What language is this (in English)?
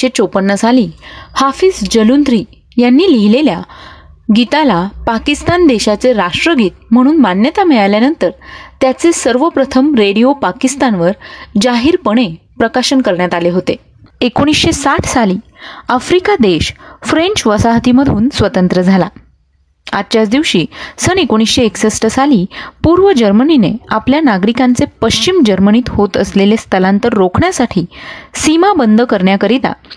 Marathi